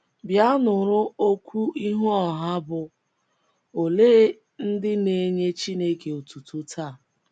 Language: Igbo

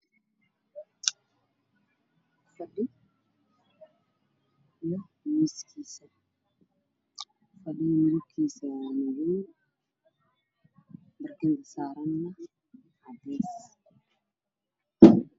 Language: Somali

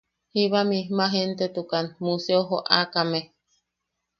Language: Yaqui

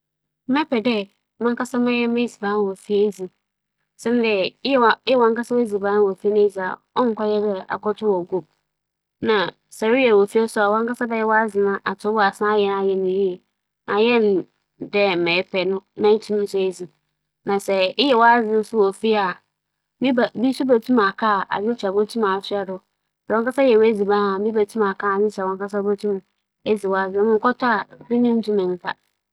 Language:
Akan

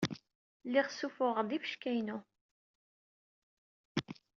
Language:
Kabyle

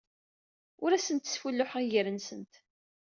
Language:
Kabyle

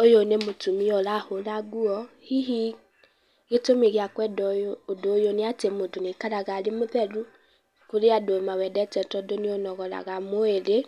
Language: Kikuyu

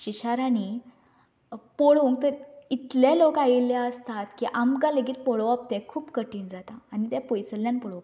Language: Konkani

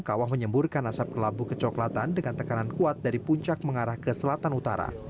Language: Indonesian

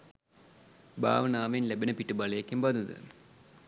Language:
Sinhala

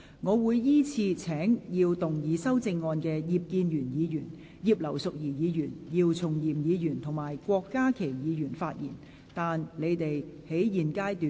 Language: Cantonese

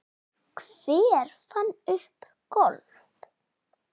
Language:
Icelandic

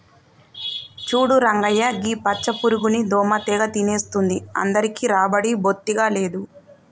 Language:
Telugu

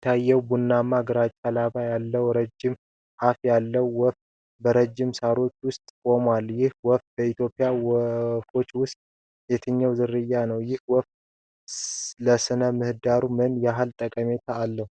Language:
Amharic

